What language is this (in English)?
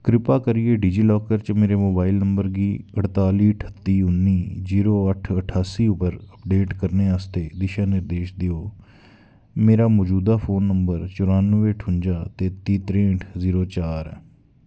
Dogri